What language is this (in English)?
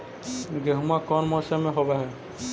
Magahi